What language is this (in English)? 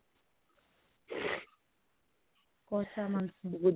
Odia